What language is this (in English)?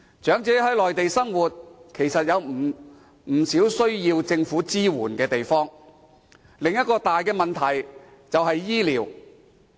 Cantonese